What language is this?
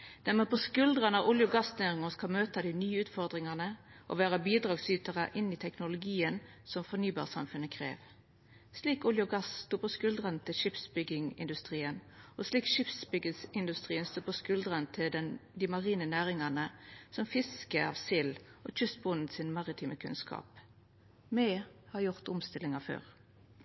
Norwegian Nynorsk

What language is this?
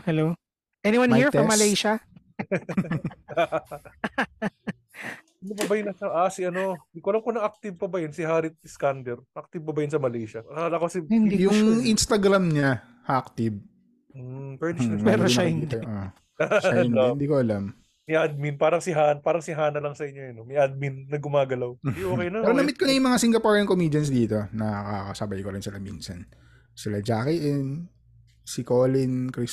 Filipino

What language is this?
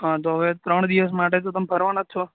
Gujarati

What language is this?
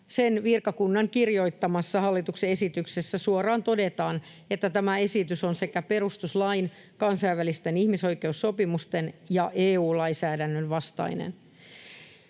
Finnish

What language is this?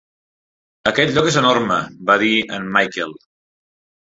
Catalan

